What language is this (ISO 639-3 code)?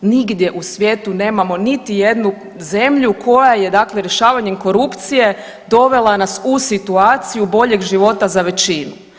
hrv